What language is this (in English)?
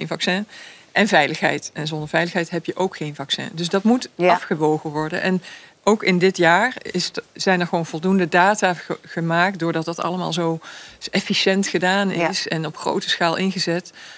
Dutch